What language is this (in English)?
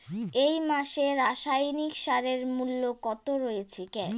Bangla